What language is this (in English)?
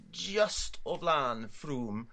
Welsh